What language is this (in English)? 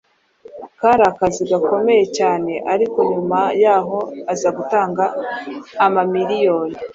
Kinyarwanda